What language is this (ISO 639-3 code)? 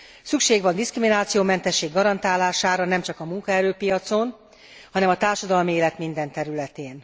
hun